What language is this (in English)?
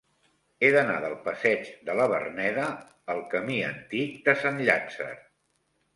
Catalan